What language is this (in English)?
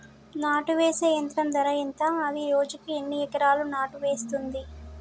Telugu